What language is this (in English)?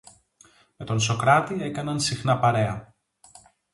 Greek